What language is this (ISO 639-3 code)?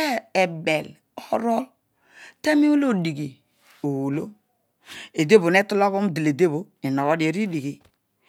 odu